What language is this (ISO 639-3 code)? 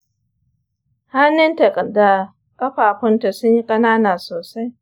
hau